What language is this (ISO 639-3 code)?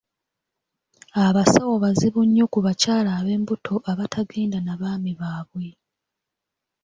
lug